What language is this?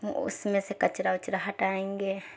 Urdu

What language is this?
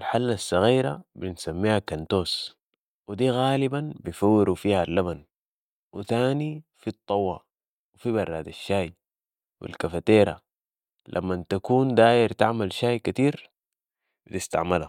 Sudanese Arabic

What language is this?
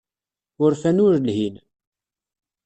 Kabyle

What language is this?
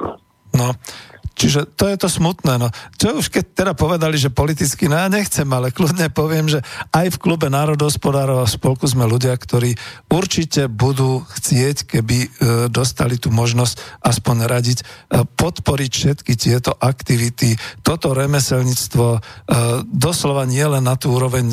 Slovak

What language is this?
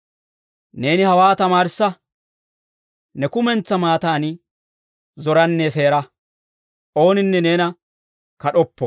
Dawro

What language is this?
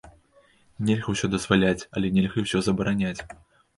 Belarusian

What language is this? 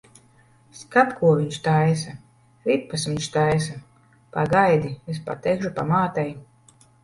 Latvian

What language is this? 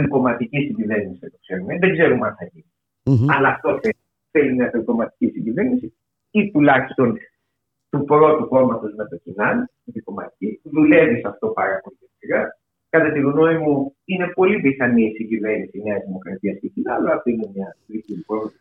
Greek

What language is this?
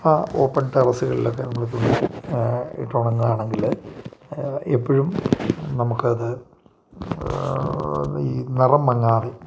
Malayalam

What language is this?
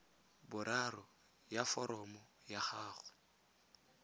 Tswana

